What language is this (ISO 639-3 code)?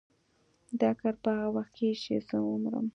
pus